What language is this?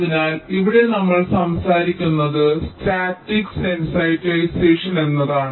Malayalam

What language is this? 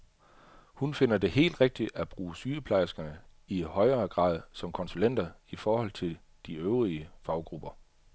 Danish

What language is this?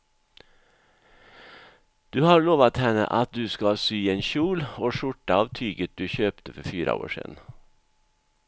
Swedish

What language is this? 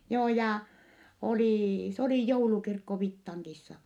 Finnish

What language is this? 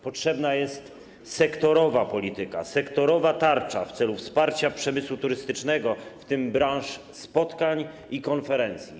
Polish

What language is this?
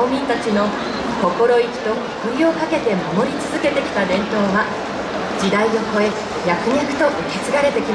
Japanese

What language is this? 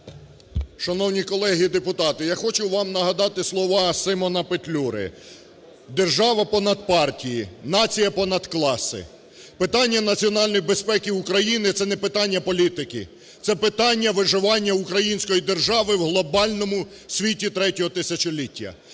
Ukrainian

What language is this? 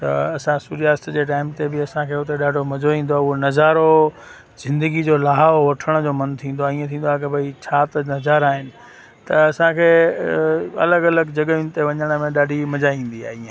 Sindhi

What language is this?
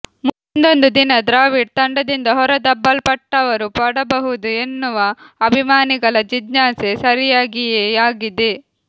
Kannada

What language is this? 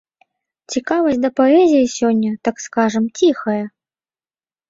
Belarusian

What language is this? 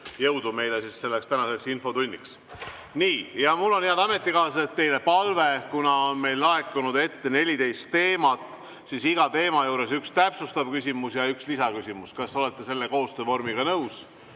Estonian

